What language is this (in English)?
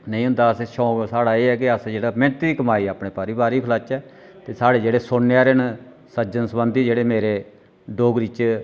Dogri